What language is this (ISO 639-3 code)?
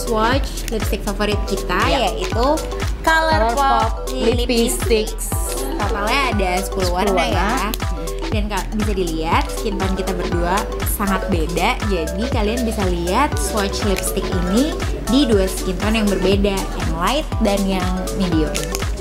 ind